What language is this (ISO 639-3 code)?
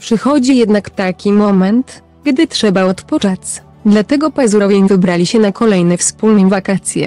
pol